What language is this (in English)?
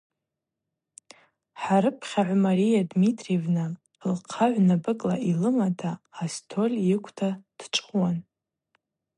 Abaza